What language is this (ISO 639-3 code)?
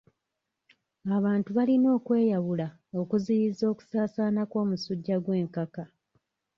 lug